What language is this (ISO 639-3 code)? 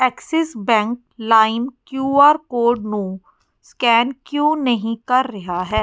pan